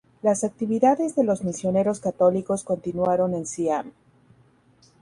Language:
Spanish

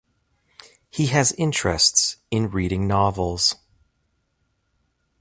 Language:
English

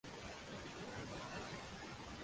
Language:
Uzbek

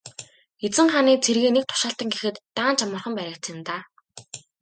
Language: Mongolian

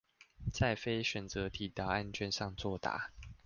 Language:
Chinese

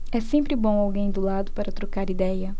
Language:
Portuguese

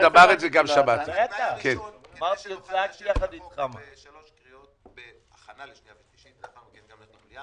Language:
Hebrew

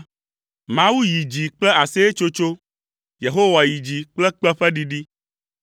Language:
Ewe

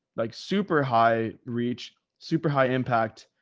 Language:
English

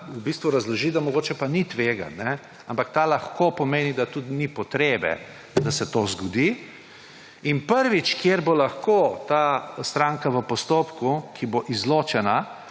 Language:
Slovenian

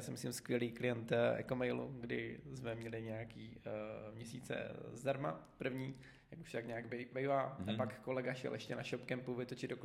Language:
Czech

